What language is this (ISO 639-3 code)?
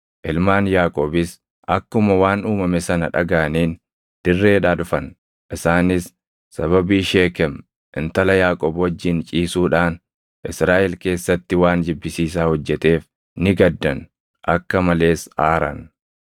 orm